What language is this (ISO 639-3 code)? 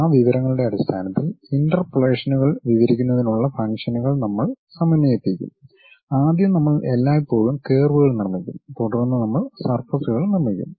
mal